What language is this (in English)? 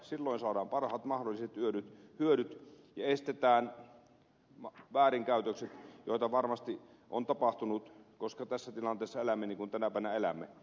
Finnish